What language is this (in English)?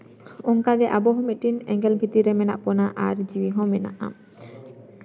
Santali